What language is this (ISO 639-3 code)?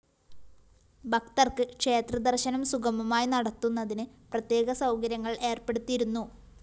mal